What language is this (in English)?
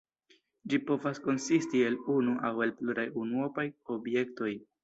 Esperanto